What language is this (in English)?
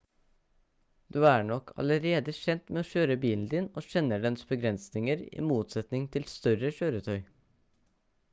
Norwegian Bokmål